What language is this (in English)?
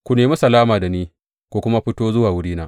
Hausa